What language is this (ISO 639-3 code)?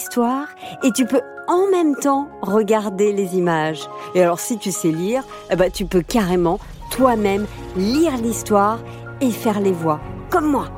fra